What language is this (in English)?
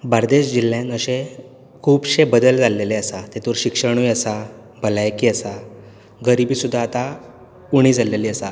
Konkani